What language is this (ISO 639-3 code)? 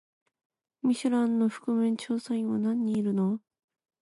jpn